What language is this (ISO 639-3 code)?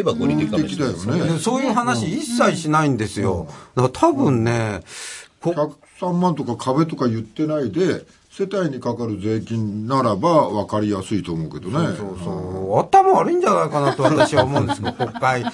jpn